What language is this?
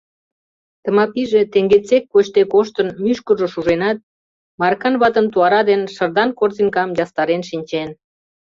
Mari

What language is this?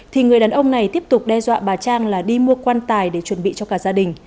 Vietnamese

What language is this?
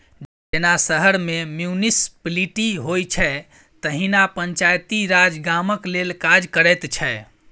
Maithili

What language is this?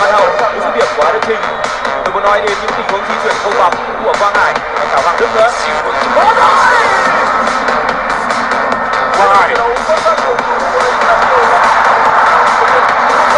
Vietnamese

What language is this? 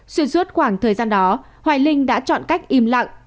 Vietnamese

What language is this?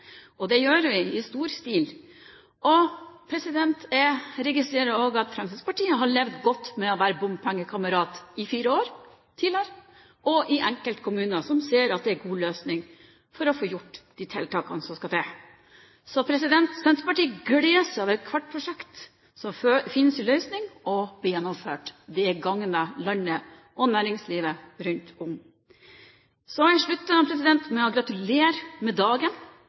Norwegian Bokmål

